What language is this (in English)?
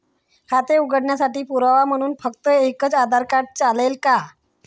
Marathi